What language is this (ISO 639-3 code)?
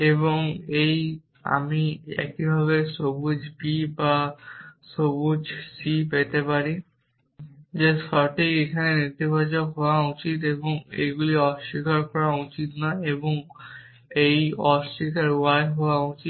ben